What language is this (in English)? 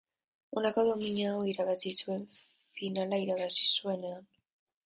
Basque